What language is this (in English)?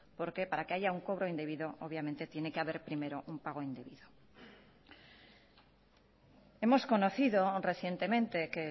Spanish